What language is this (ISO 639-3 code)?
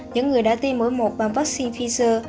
vie